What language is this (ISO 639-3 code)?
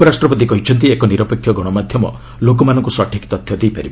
ori